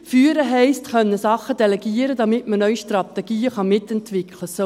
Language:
Swiss German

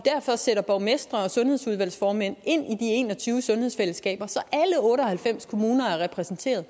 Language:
Danish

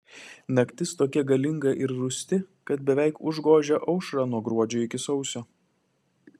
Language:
Lithuanian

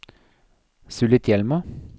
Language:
Norwegian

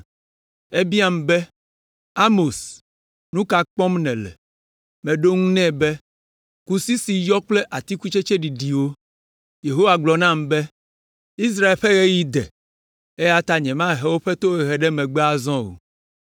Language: Ewe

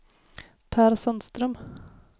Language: Swedish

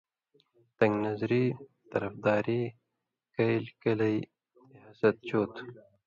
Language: Indus Kohistani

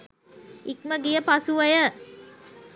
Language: Sinhala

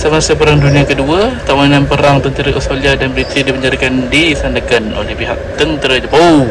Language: Malay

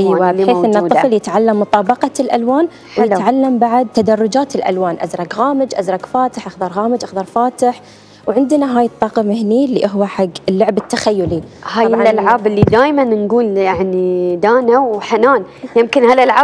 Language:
Arabic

